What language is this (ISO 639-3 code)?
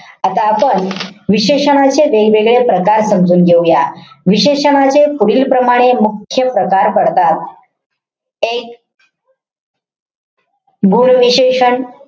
mar